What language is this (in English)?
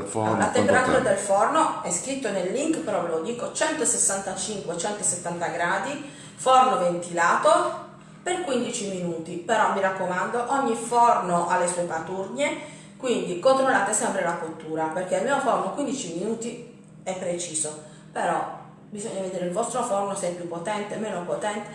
Italian